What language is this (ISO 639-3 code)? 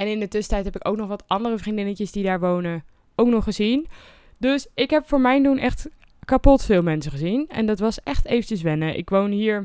nld